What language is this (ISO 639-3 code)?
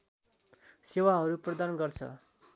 nep